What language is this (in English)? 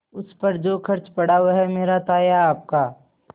Hindi